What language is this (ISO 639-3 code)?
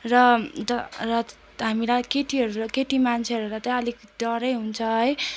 nep